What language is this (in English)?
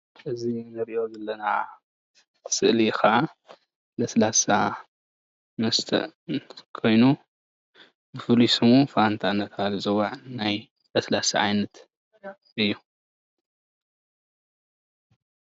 Tigrinya